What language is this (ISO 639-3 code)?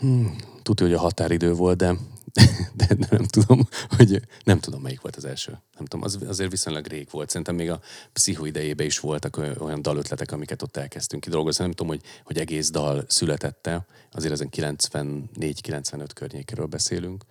hun